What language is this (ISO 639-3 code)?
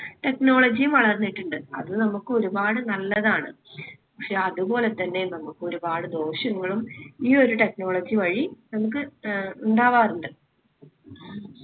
mal